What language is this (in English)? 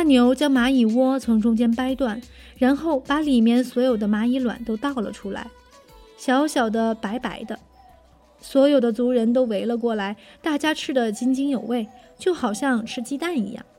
Chinese